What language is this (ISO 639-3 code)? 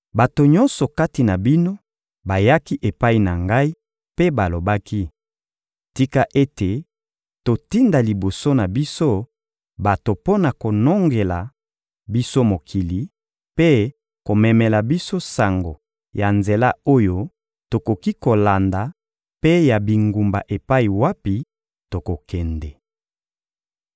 lin